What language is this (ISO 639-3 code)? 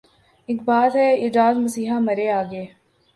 urd